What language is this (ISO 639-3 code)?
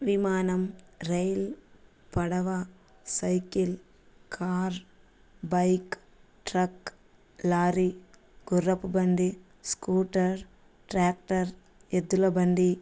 tel